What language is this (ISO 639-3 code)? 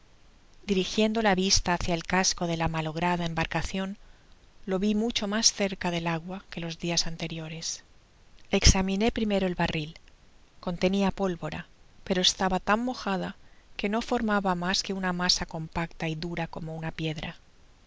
spa